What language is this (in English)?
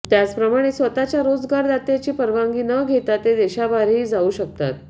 Marathi